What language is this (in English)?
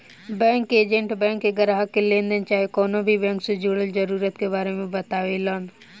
Bhojpuri